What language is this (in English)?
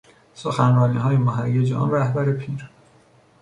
Persian